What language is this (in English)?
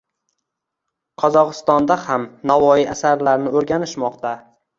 Uzbek